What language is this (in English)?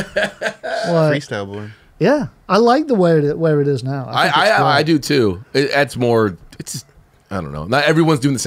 English